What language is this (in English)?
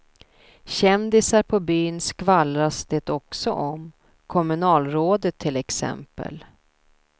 Swedish